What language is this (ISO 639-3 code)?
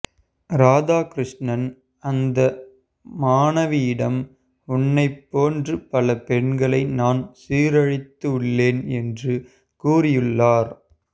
tam